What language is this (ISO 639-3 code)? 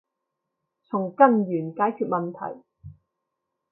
yue